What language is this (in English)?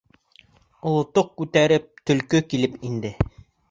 Bashkir